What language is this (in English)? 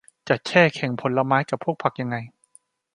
Thai